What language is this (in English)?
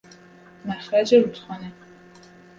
Persian